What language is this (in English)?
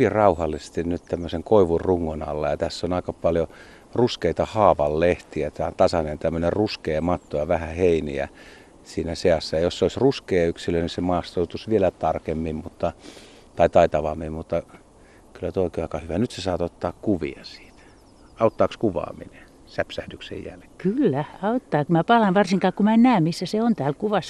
Finnish